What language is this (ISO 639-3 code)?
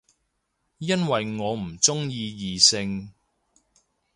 yue